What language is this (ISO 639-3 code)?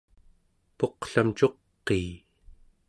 esu